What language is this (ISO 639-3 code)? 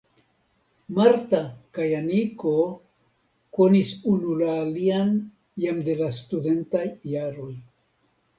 epo